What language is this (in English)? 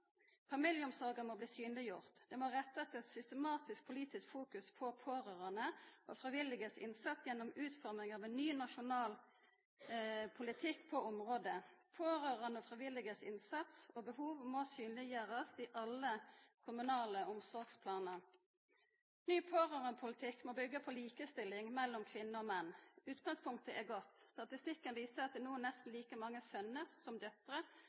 Norwegian Nynorsk